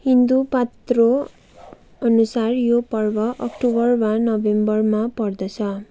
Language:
Nepali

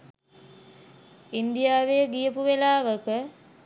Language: Sinhala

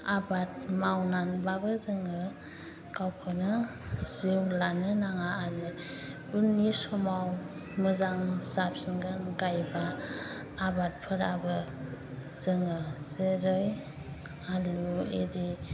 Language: Bodo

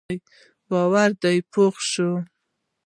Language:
Pashto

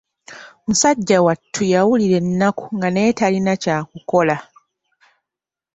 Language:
Ganda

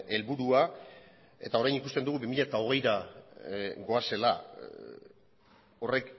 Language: Basque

